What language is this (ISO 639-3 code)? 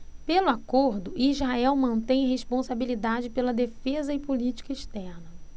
por